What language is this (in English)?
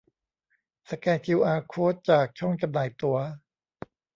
Thai